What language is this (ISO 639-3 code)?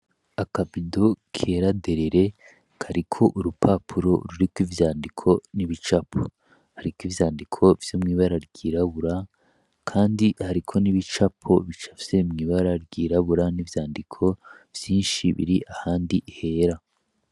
run